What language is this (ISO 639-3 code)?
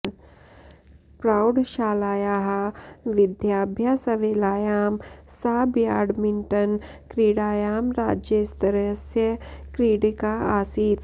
san